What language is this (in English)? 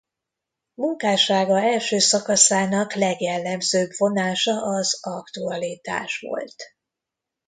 Hungarian